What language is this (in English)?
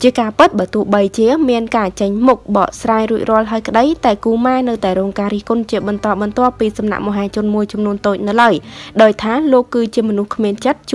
Vietnamese